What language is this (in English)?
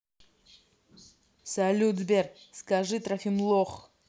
Russian